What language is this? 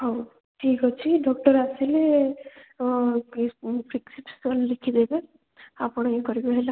Odia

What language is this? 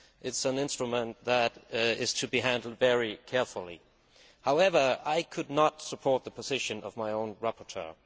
English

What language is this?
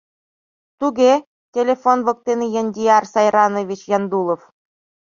Mari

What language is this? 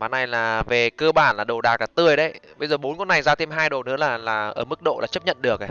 Vietnamese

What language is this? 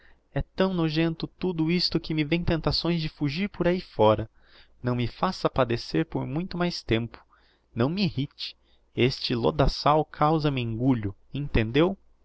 Portuguese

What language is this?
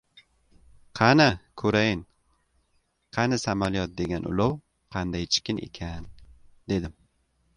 Uzbek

